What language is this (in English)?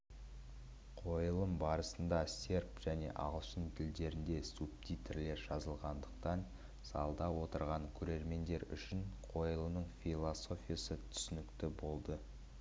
Kazakh